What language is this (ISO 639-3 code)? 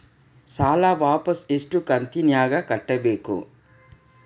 kan